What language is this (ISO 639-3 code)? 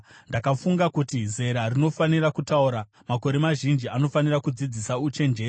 sna